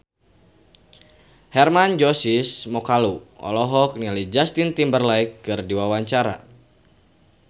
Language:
Sundanese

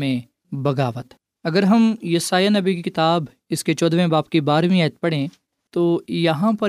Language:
Urdu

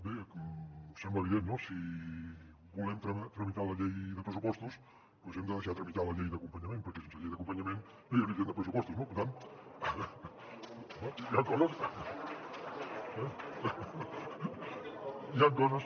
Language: Catalan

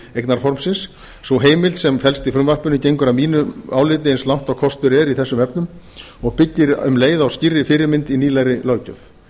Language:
Icelandic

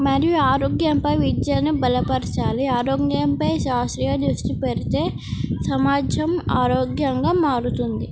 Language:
Telugu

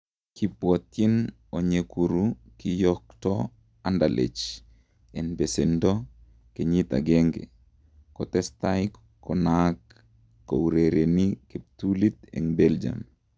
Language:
Kalenjin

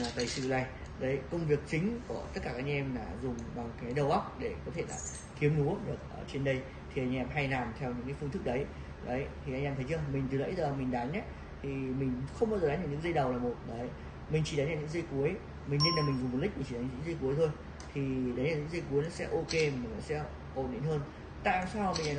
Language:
Vietnamese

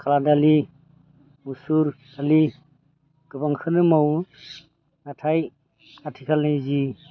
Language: Bodo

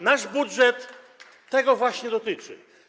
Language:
Polish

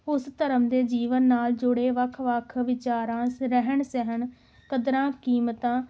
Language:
Punjabi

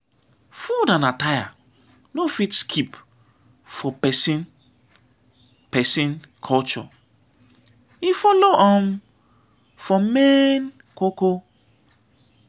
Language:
Nigerian Pidgin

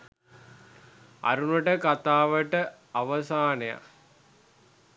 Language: Sinhala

